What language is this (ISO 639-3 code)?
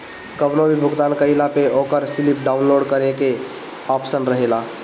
bho